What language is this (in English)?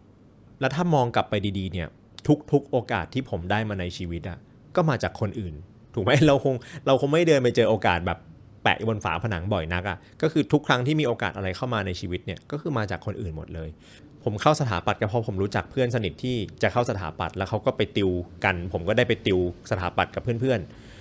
Thai